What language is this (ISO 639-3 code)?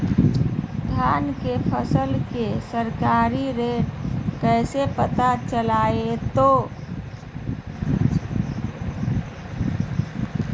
mag